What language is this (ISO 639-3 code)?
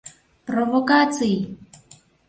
chm